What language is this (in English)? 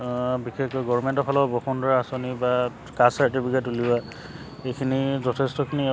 Assamese